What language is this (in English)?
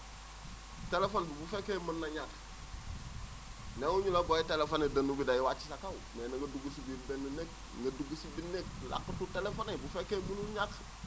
Wolof